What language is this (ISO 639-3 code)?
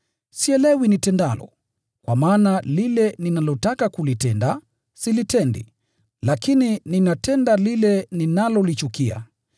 swa